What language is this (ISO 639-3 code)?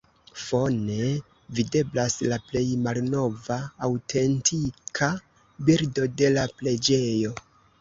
epo